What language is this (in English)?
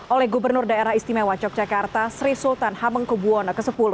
Indonesian